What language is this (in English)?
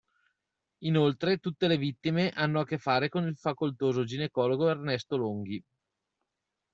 Italian